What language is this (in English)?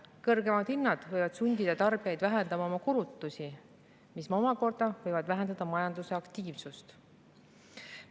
Estonian